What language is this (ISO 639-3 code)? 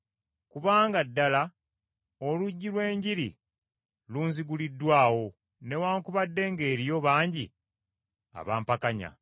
lug